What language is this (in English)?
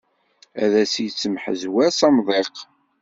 Kabyle